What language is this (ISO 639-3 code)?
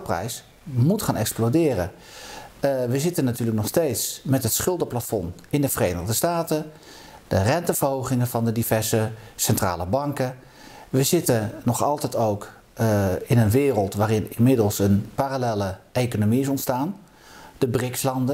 nld